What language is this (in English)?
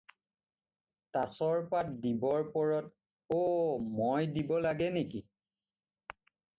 Assamese